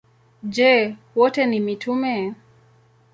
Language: Swahili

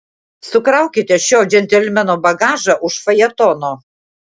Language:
Lithuanian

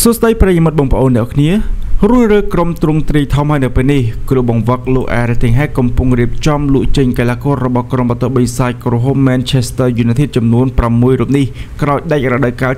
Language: Indonesian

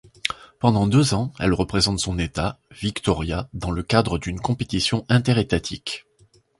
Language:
French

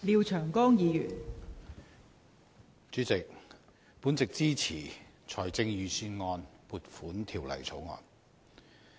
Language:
Cantonese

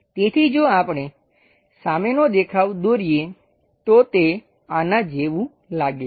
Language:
Gujarati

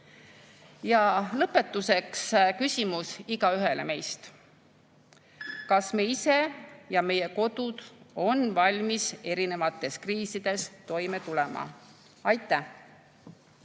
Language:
Estonian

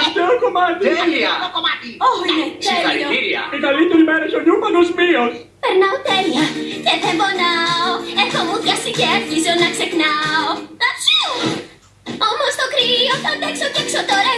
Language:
Greek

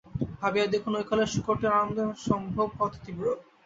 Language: Bangla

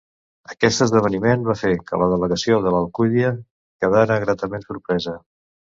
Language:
Catalan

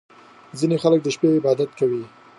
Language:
Pashto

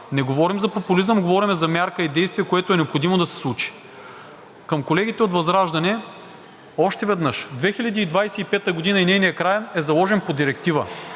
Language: Bulgarian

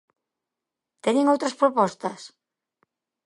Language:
Galician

